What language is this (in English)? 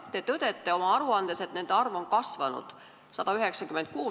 Estonian